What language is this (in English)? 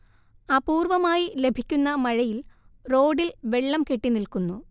Malayalam